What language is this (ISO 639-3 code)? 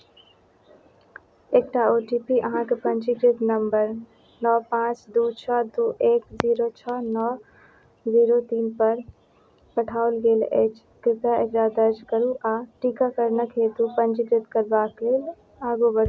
mai